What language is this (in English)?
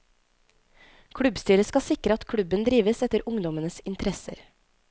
Norwegian